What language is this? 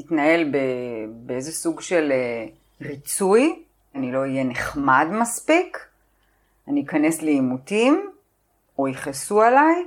Hebrew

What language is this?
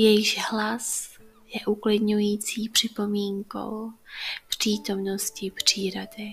Czech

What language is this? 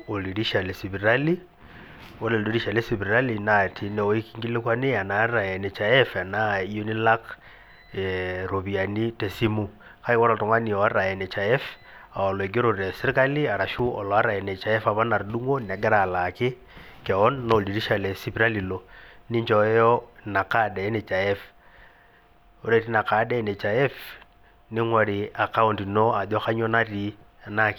Masai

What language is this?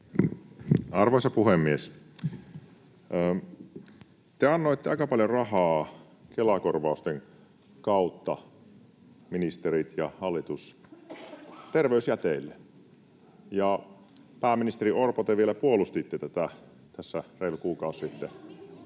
Finnish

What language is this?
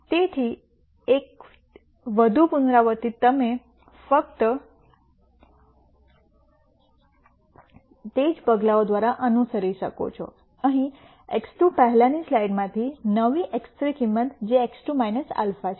Gujarati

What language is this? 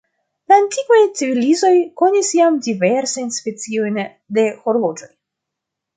Esperanto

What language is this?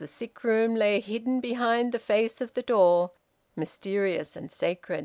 English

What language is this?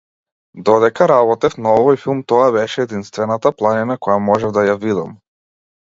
Macedonian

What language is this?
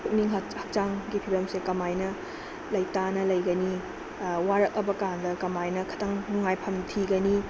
Manipuri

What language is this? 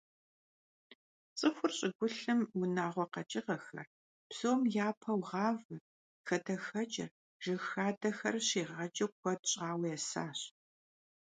Kabardian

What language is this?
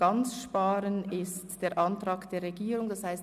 Swiss German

